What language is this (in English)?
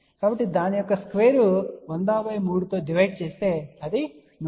Telugu